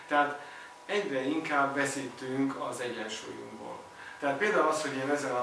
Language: Hungarian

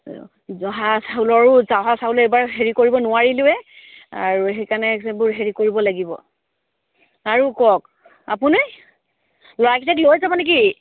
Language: Assamese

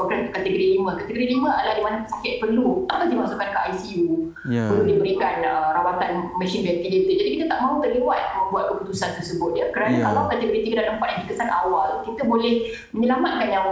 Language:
Malay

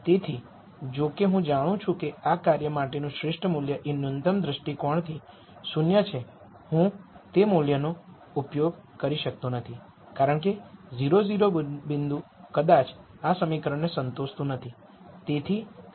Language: Gujarati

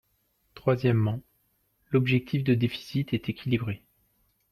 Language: French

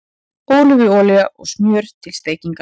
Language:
Icelandic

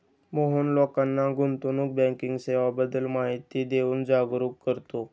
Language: Marathi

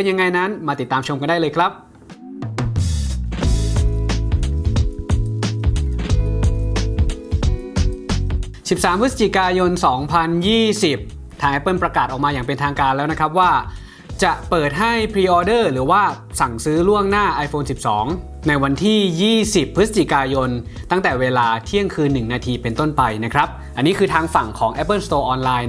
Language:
Thai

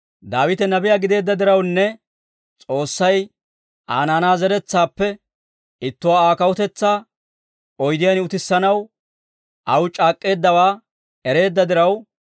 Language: Dawro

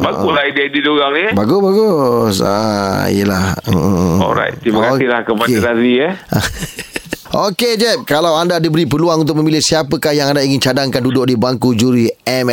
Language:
Malay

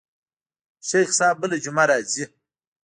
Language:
Pashto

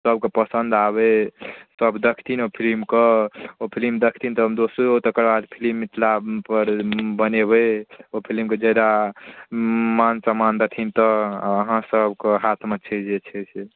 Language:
Maithili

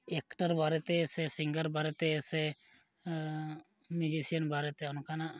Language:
Santali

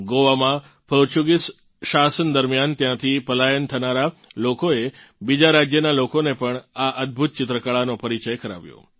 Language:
Gujarati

